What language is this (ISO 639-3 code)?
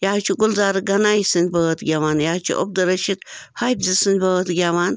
kas